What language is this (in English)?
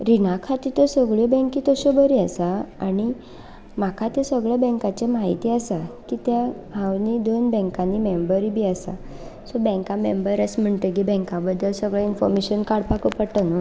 Konkani